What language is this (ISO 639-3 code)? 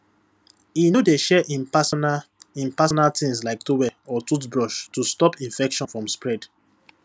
pcm